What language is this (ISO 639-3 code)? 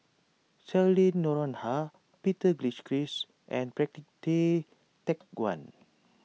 eng